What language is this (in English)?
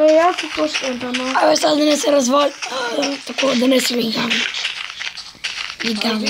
Bulgarian